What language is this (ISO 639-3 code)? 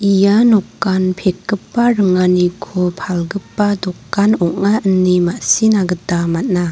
grt